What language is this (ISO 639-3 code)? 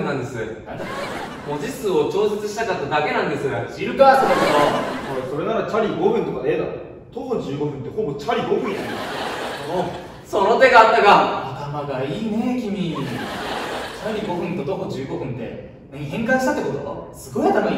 jpn